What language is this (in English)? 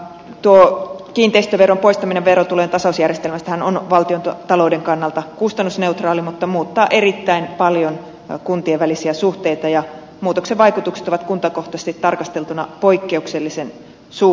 Finnish